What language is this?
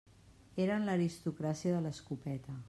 Catalan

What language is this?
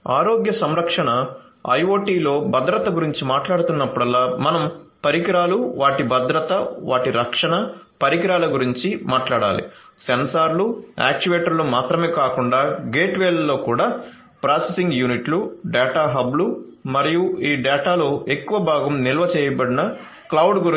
Telugu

